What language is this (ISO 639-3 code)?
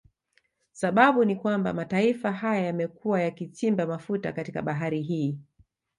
swa